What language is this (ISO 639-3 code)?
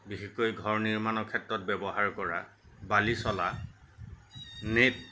asm